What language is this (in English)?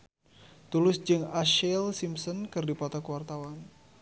Sundanese